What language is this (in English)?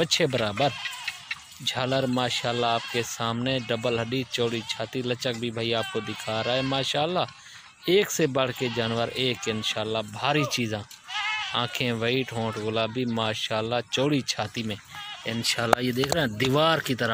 Hindi